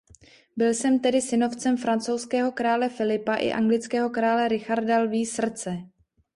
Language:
Czech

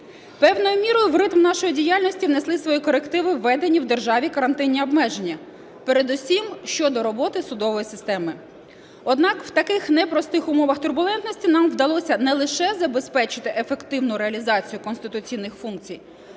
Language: Ukrainian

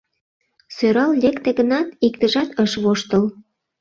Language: Mari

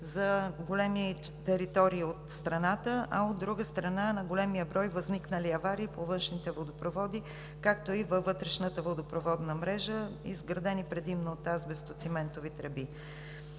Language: Bulgarian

